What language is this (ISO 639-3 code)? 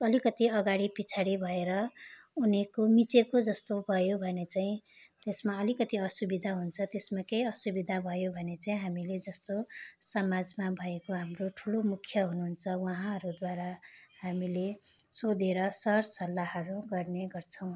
nep